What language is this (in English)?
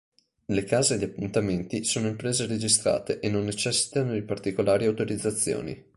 Italian